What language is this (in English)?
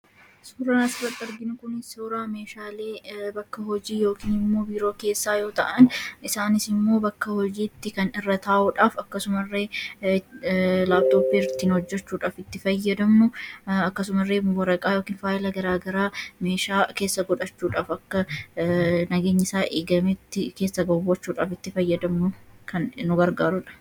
Oromo